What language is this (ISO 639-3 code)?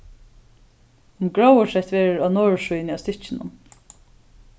fao